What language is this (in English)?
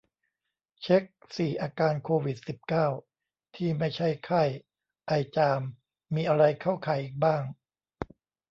Thai